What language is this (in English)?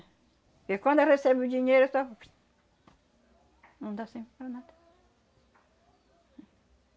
Portuguese